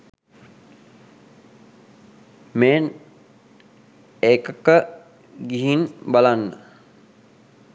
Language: Sinhala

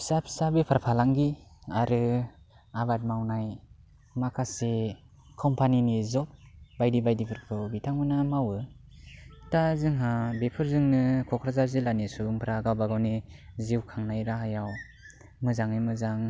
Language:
Bodo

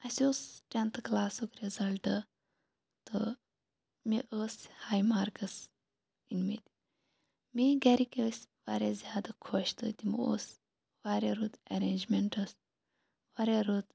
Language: Kashmiri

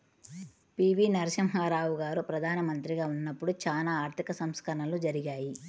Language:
Telugu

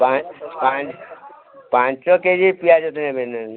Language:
Odia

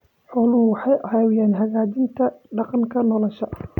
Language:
Somali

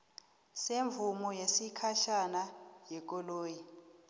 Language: South Ndebele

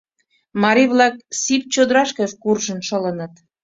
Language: Mari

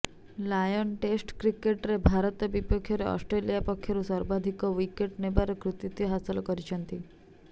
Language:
Odia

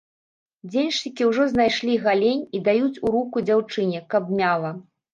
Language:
Belarusian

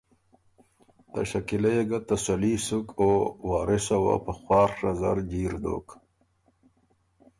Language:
Ormuri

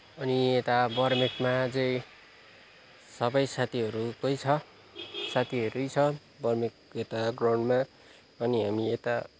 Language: Nepali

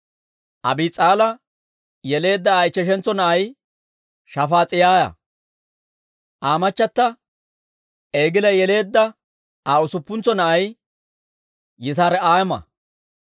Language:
Dawro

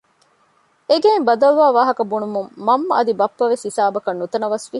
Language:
Divehi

